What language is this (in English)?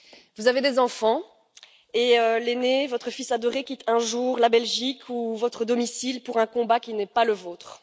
French